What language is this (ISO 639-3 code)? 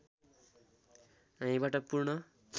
nep